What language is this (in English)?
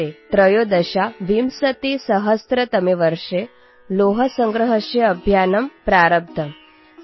Odia